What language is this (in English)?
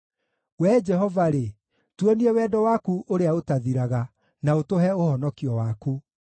Kikuyu